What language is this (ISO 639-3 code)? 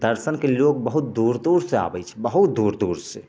mai